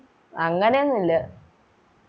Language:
Malayalam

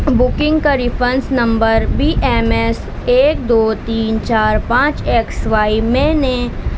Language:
Urdu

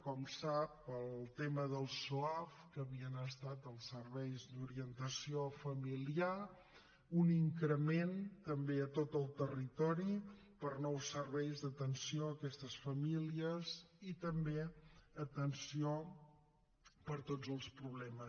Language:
Catalan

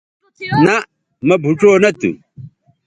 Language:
Bateri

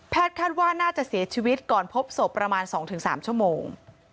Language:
Thai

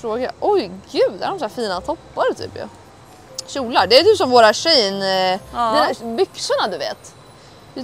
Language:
Swedish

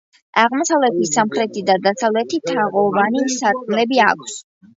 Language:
Georgian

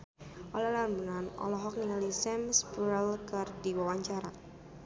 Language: Sundanese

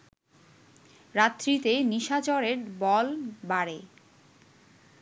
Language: Bangla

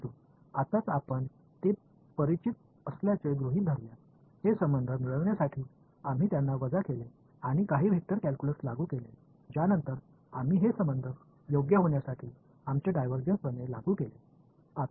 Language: Marathi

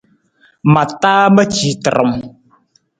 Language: Nawdm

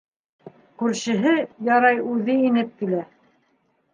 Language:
Bashkir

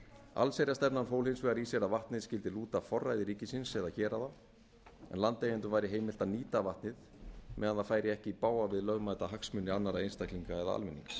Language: Icelandic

